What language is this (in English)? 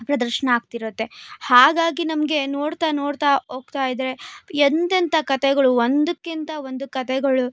Kannada